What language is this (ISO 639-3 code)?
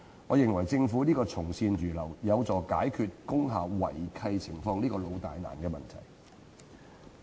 yue